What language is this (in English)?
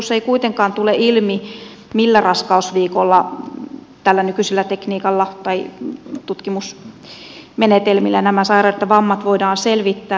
Finnish